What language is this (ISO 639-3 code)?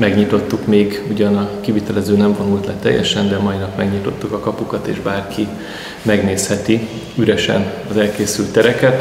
hun